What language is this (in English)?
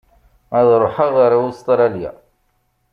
Kabyle